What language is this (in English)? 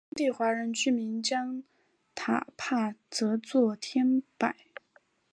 Chinese